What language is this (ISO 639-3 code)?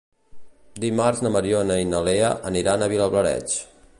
cat